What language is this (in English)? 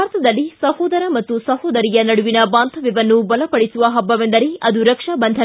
Kannada